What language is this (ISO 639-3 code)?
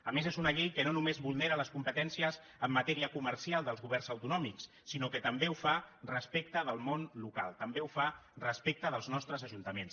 cat